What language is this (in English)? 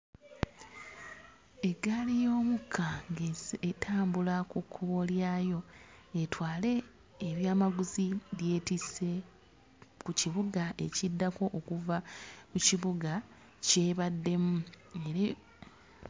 Ganda